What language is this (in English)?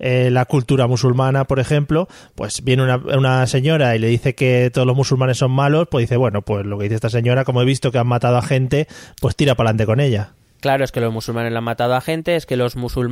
Spanish